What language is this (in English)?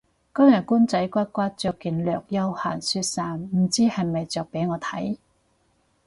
Cantonese